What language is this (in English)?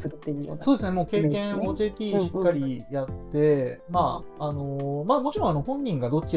Japanese